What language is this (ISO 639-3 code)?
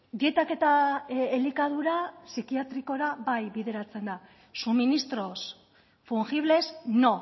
eus